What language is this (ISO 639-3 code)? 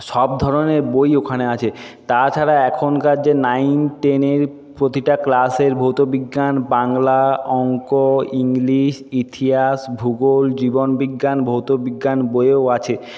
ben